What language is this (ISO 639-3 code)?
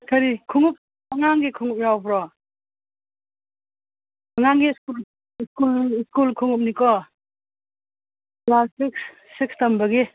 mni